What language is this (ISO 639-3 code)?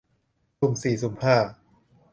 tha